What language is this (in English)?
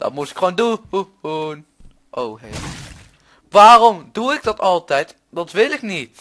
Dutch